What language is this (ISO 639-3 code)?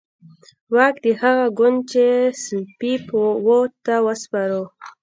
pus